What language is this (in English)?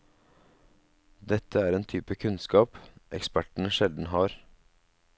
Norwegian